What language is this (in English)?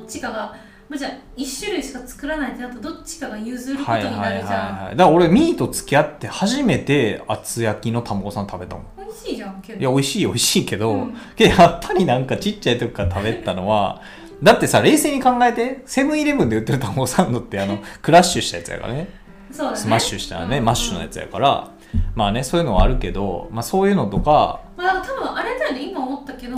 Japanese